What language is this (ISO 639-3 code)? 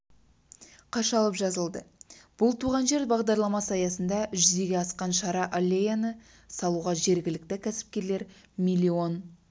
kaz